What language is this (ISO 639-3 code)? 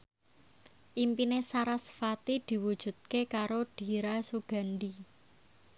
jav